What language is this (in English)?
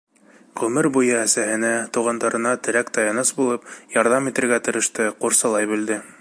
Bashkir